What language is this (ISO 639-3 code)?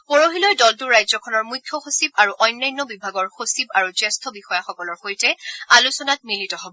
asm